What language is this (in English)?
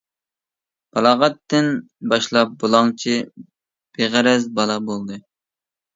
Uyghur